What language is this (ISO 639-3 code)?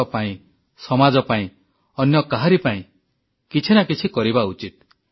ori